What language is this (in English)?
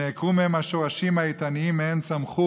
Hebrew